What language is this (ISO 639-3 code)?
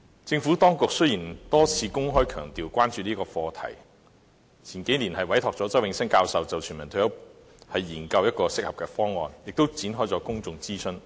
yue